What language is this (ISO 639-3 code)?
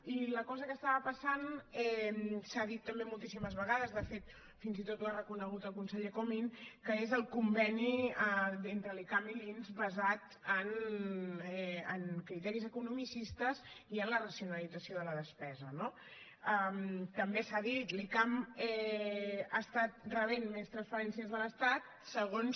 cat